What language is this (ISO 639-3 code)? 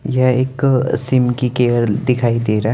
hin